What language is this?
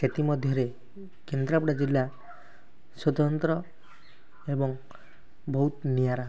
Odia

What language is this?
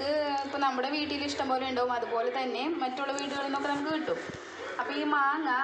Malayalam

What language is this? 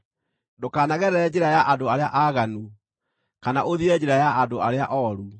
Kikuyu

